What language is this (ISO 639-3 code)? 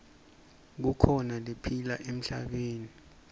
ssw